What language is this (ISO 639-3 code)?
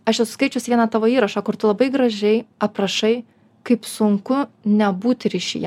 lit